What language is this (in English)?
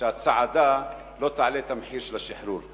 Hebrew